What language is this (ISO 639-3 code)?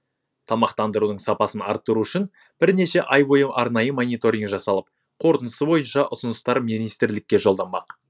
kaz